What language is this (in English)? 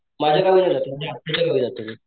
Marathi